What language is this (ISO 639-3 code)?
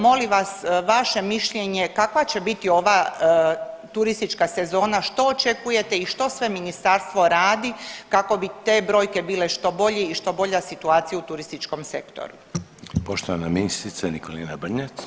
hrv